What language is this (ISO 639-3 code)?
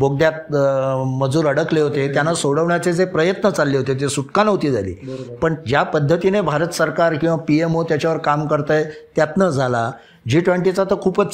mar